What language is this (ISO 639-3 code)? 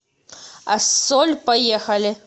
rus